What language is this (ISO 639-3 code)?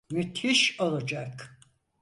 tur